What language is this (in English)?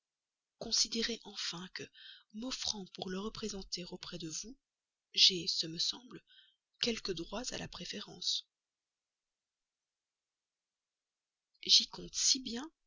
French